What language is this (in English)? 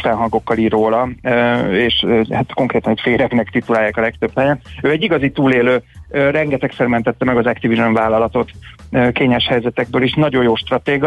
Hungarian